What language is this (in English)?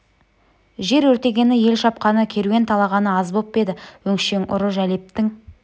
Kazakh